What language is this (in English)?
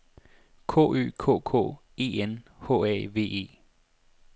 Danish